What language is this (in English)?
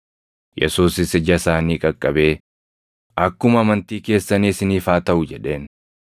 Oromo